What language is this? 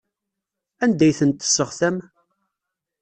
Kabyle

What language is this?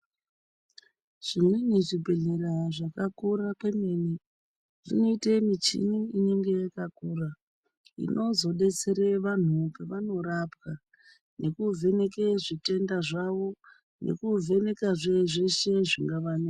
Ndau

